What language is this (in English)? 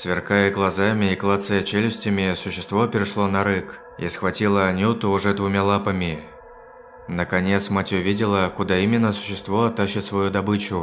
Russian